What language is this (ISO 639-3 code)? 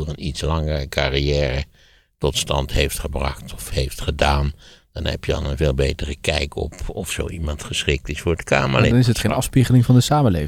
nld